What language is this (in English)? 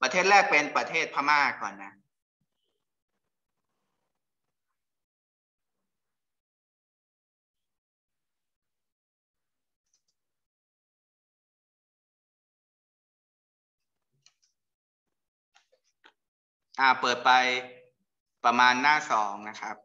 Thai